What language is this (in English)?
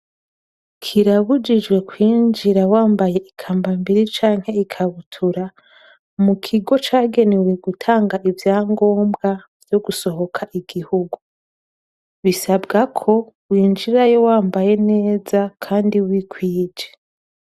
Rundi